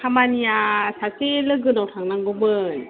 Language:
Bodo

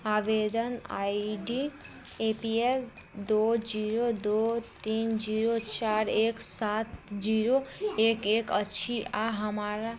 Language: Maithili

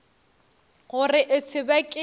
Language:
Northern Sotho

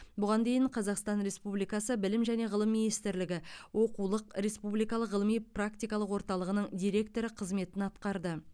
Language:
Kazakh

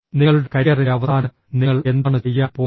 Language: Malayalam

